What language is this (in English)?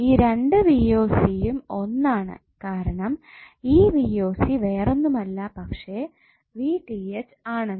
Malayalam